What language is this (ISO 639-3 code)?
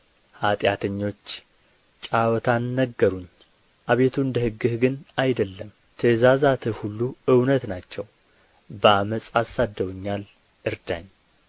amh